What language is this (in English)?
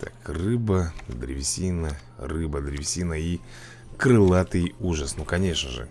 Russian